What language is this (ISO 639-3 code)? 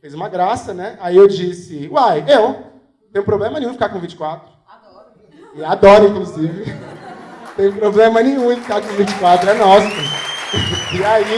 por